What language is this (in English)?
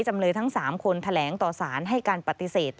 Thai